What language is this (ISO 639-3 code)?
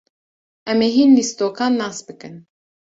kur